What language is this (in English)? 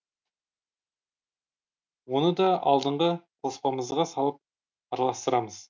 Kazakh